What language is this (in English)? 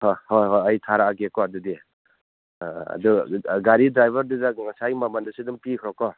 Manipuri